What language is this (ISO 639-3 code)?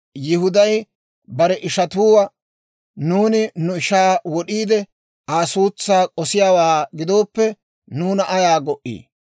dwr